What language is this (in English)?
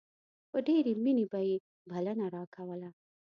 Pashto